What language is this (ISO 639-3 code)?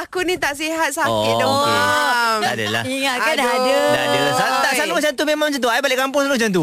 msa